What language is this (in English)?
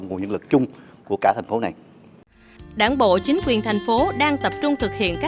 Vietnamese